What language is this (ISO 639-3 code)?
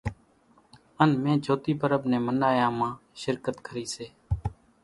gjk